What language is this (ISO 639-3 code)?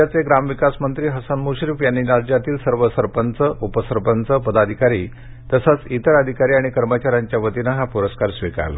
mar